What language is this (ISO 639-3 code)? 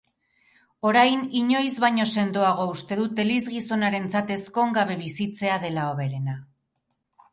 eus